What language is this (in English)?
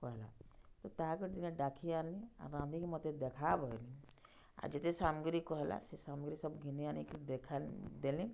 Odia